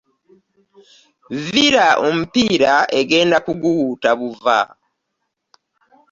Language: Ganda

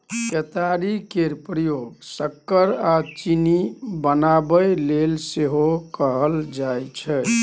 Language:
Maithili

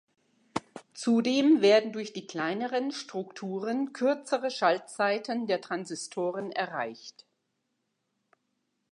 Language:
German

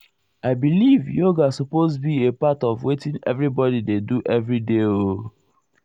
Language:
Nigerian Pidgin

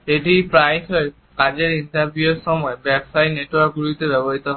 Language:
Bangla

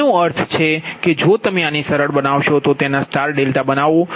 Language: Gujarati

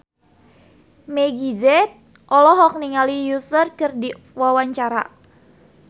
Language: Sundanese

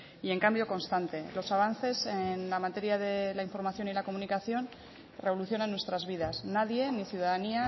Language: Spanish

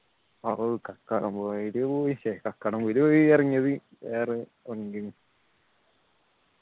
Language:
Malayalam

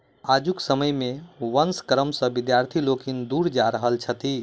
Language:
Maithili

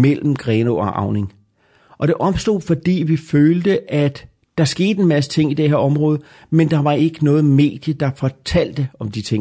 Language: Danish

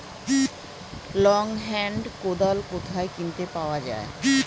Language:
Bangla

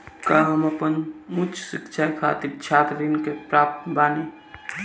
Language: Bhojpuri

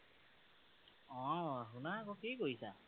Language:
Assamese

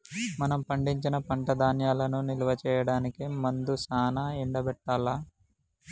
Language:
Telugu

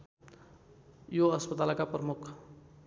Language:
Nepali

